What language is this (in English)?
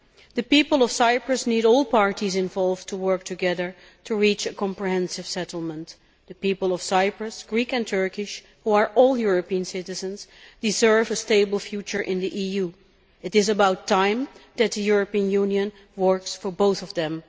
English